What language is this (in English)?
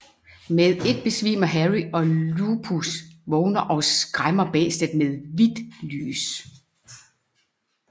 Danish